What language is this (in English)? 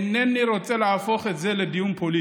Hebrew